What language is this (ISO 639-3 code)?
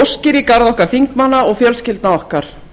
isl